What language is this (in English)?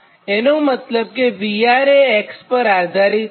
Gujarati